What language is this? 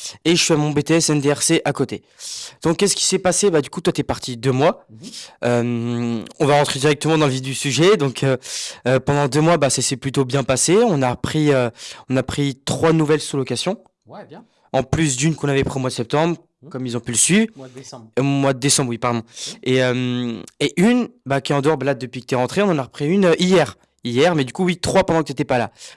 French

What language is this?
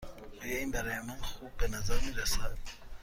Persian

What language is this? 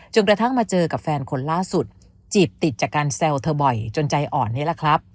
Thai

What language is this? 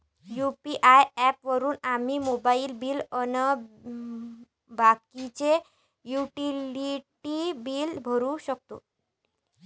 Marathi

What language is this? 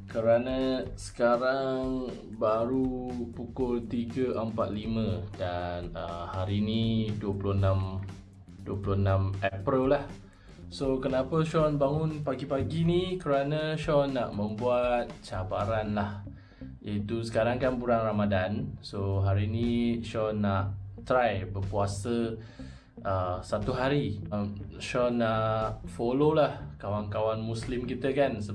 Malay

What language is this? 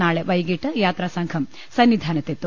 Malayalam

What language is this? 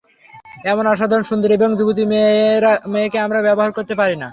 Bangla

